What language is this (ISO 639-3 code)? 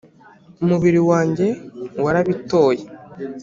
kin